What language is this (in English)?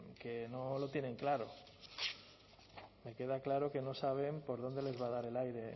Spanish